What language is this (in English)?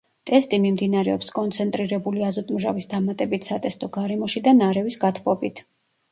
Georgian